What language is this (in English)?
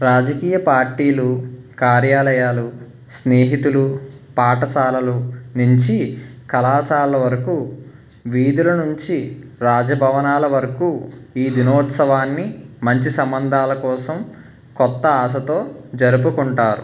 Telugu